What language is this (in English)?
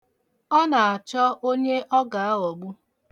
Igbo